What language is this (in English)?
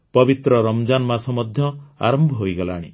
Odia